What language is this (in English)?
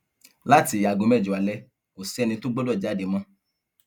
Yoruba